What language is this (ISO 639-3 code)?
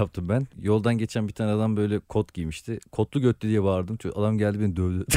tur